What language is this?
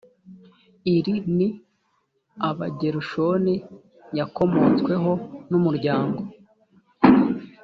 Kinyarwanda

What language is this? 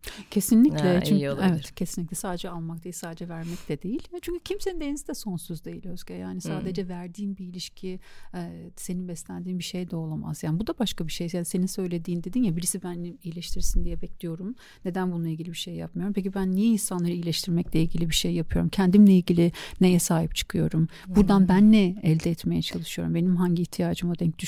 Turkish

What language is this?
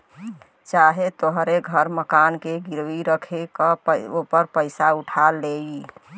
Bhojpuri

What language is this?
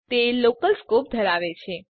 Gujarati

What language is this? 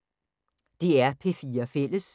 Danish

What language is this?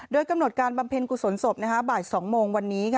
Thai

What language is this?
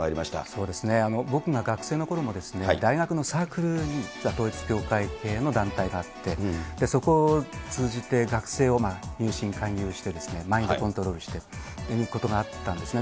Japanese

